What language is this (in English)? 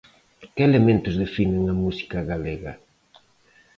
Galician